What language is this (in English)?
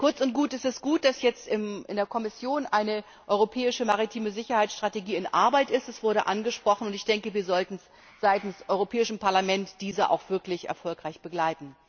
German